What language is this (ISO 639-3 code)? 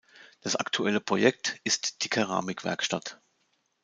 deu